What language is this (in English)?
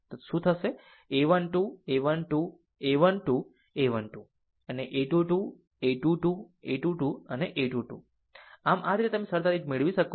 Gujarati